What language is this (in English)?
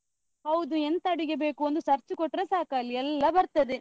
Kannada